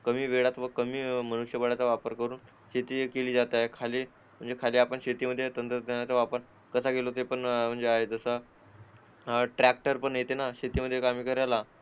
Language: Marathi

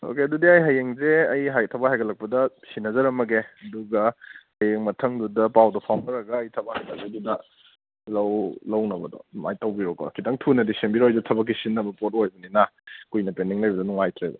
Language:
Manipuri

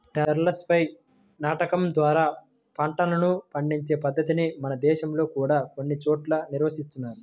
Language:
Telugu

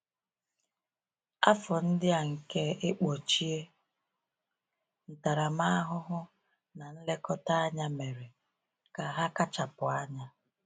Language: Igbo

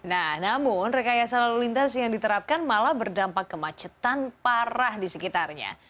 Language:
Indonesian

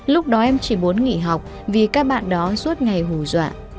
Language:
Vietnamese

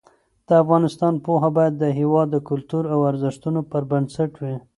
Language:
Pashto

